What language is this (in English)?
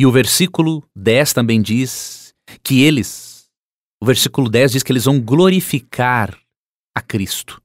Portuguese